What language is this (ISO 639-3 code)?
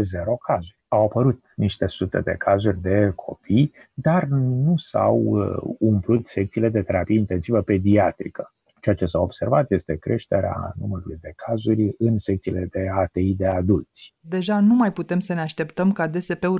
ron